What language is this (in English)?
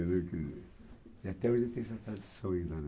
Portuguese